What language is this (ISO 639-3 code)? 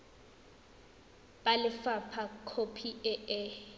tsn